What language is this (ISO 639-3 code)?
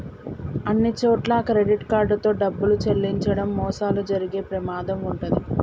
tel